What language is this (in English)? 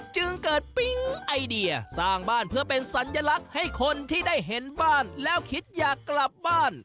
Thai